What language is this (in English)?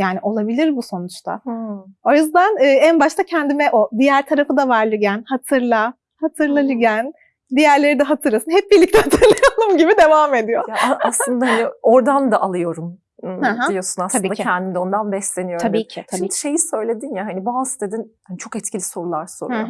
Turkish